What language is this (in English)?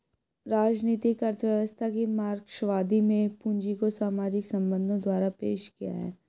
Hindi